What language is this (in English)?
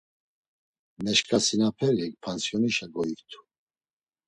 Laz